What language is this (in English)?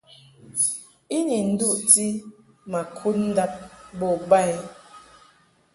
Mungaka